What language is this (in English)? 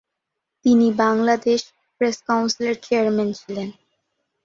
Bangla